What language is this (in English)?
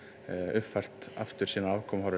Icelandic